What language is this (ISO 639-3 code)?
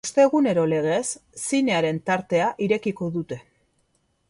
eus